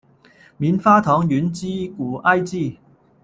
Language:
Chinese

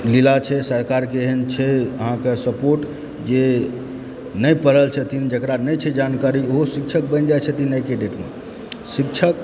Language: Maithili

